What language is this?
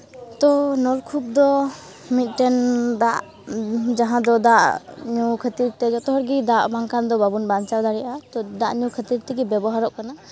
Santali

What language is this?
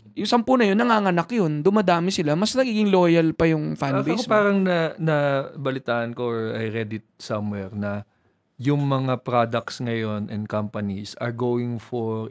Filipino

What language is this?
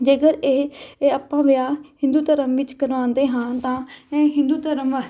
Punjabi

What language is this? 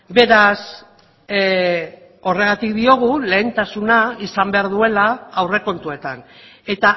Basque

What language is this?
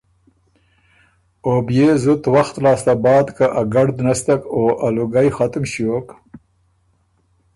Ormuri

